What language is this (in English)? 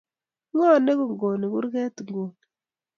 Kalenjin